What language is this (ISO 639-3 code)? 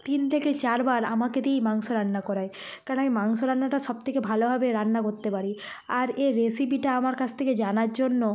ben